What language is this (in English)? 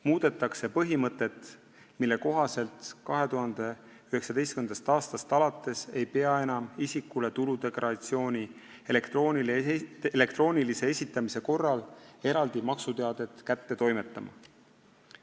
Estonian